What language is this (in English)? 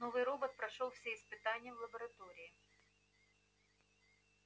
Russian